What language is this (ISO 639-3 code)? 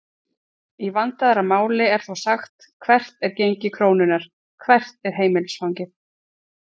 isl